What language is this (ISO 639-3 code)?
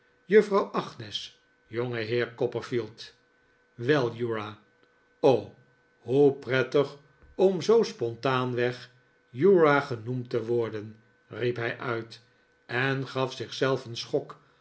nld